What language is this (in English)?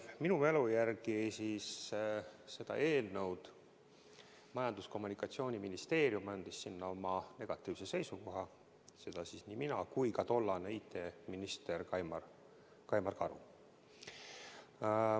Estonian